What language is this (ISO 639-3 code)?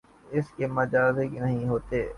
urd